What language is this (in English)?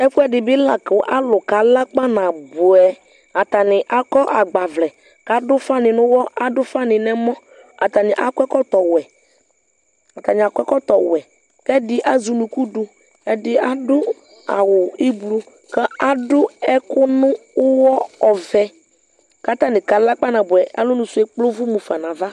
Ikposo